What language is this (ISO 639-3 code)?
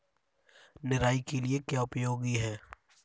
hin